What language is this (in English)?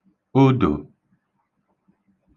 Igbo